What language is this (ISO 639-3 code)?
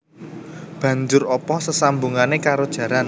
jav